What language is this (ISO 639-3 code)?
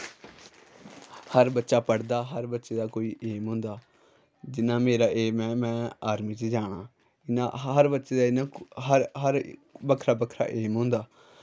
doi